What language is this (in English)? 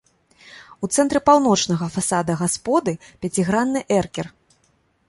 Belarusian